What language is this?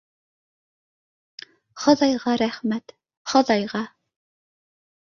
Bashkir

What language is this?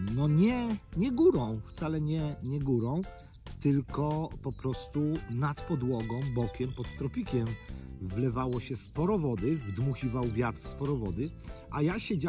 Polish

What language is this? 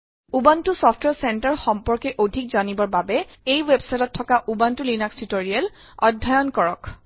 Assamese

